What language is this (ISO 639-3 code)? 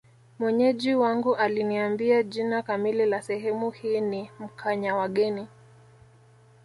swa